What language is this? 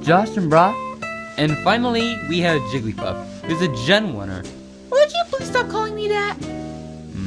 English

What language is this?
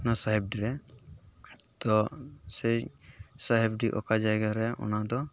Santali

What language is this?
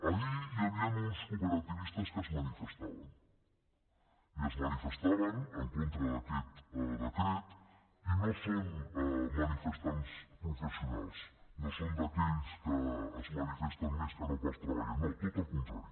Catalan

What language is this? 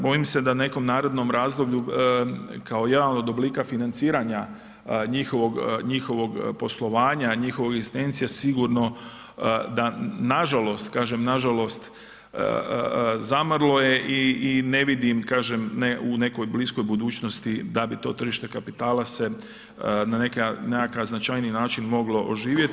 Croatian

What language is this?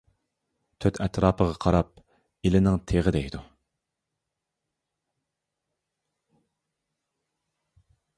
Uyghur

